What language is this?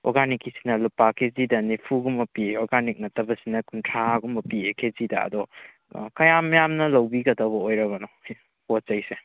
Manipuri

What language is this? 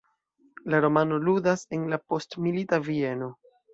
Esperanto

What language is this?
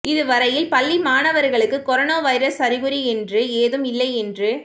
Tamil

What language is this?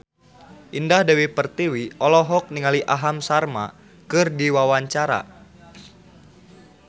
Sundanese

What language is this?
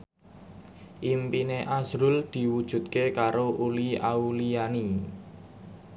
Javanese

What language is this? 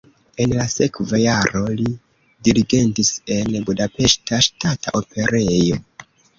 Esperanto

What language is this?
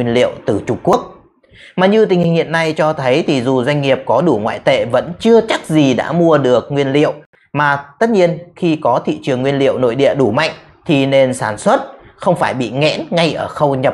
Vietnamese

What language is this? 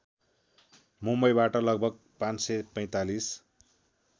Nepali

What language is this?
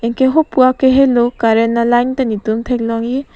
Karbi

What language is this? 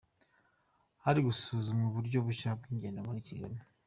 Kinyarwanda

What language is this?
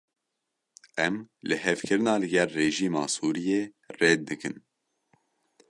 Kurdish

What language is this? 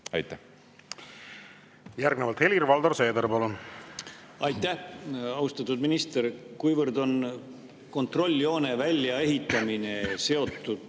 Estonian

